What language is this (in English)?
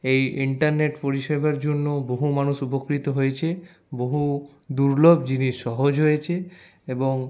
Bangla